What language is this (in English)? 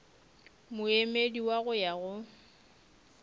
Northern Sotho